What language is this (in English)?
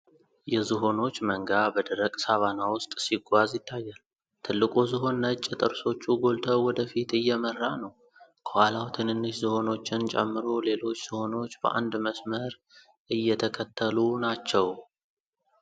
Amharic